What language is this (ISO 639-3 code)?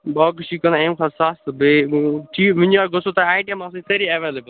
kas